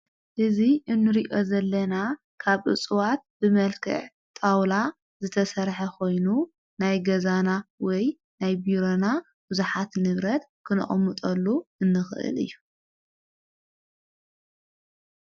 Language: Tigrinya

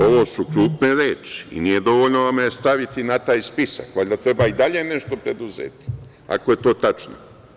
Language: Serbian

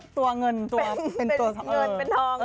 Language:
Thai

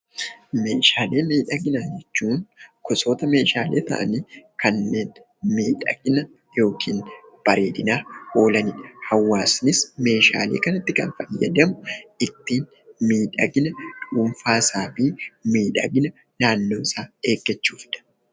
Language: Oromo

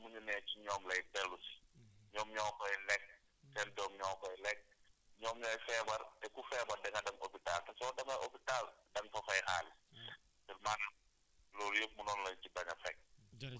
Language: Wolof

